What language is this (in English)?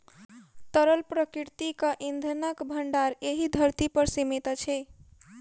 Maithili